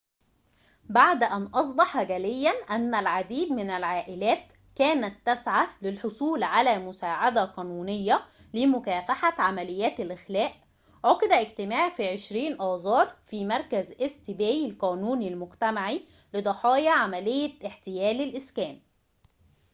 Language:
Arabic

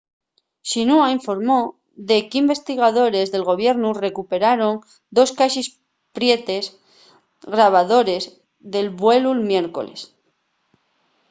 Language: Asturian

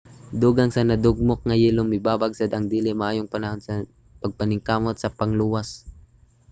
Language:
Cebuano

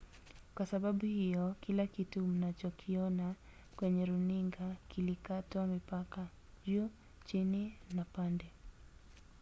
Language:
Swahili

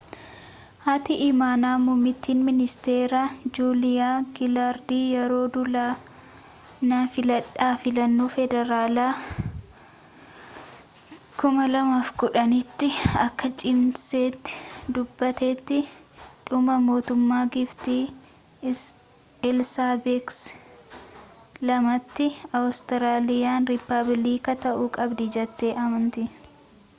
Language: Oromo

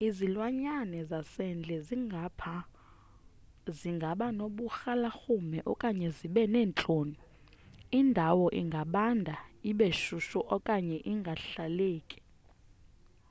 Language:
Xhosa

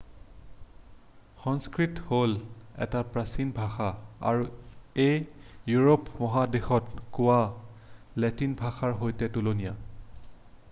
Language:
Assamese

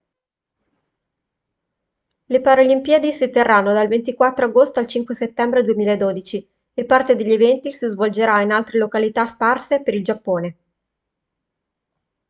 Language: Italian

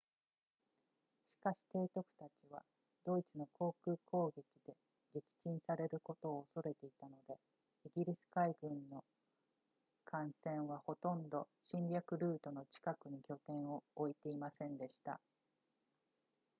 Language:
Japanese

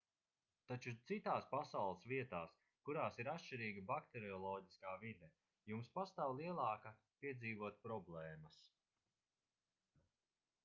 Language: Latvian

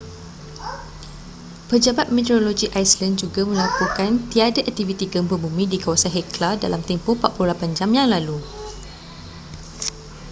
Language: Malay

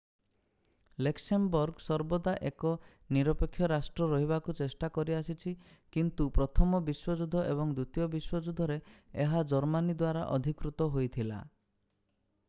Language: Odia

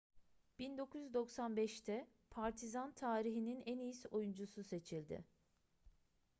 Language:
Turkish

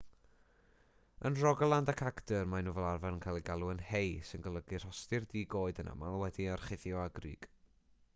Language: Welsh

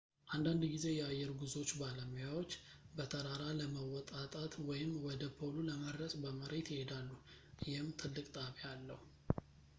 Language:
Amharic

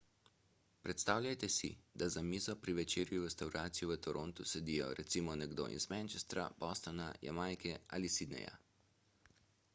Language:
Slovenian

